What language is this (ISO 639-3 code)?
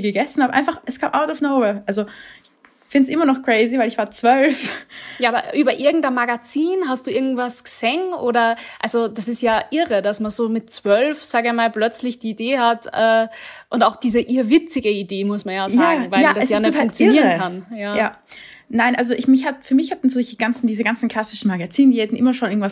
deu